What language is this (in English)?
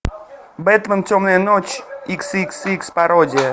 Russian